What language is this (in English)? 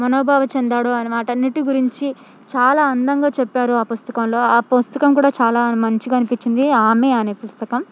Telugu